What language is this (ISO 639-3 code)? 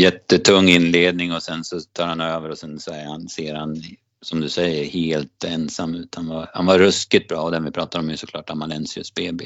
swe